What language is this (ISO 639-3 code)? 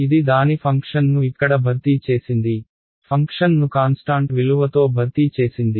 tel